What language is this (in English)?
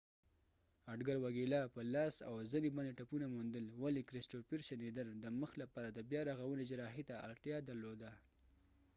Pashto